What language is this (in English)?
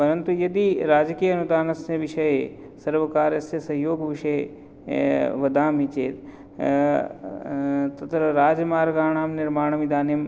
Sanskrit